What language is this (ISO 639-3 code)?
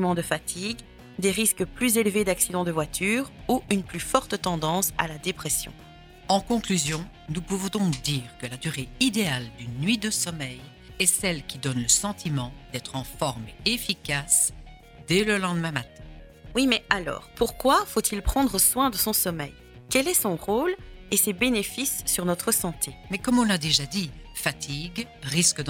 fra